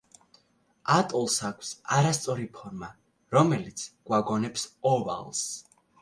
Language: Georgian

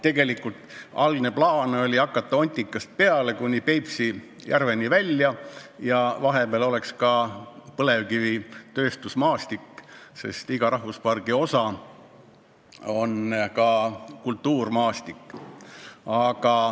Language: Estonian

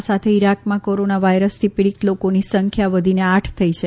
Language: Gujarati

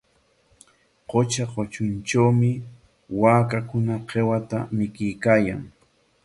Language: Corongo Ancash Quechua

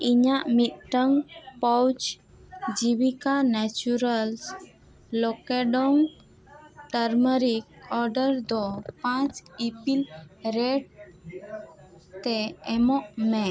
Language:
Santali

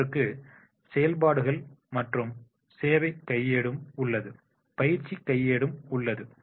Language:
Tamil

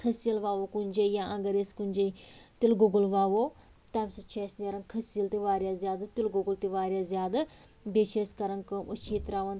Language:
Kashmiri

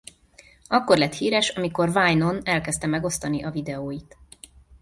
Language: Hungarian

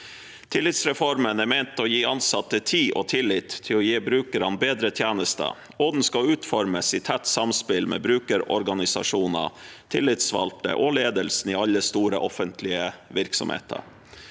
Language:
Norwegian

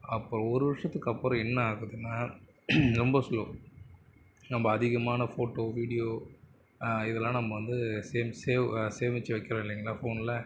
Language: Tamil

